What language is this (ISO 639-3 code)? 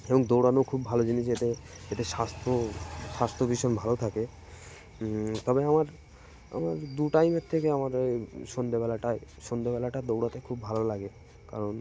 ben